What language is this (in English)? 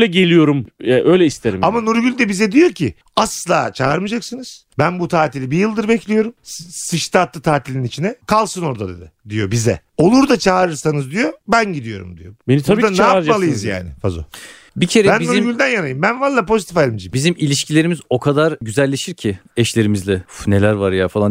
Turkish